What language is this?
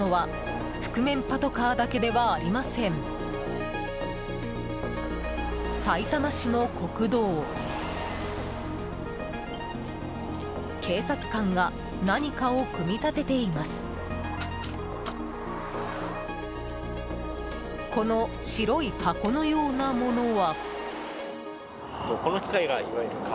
Japanese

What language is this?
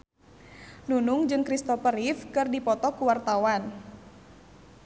Sundanese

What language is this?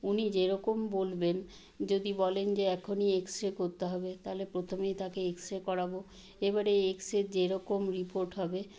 Bangla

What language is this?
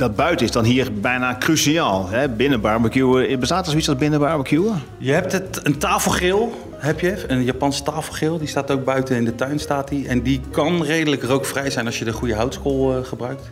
Dutch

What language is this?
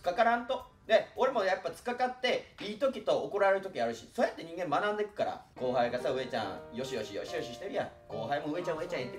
Japanese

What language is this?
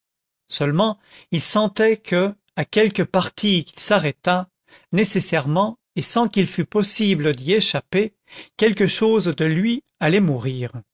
French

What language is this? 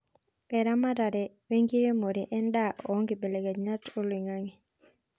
Masai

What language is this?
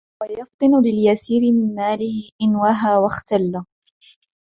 Arabic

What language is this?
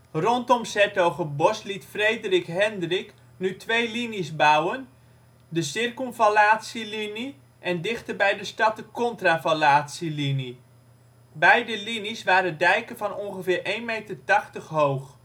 Dutch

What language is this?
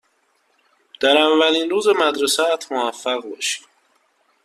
Persian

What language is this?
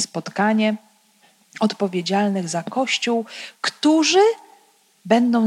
Polish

